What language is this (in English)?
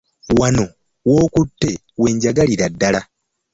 Ganda